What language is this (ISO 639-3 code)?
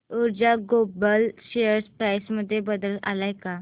mar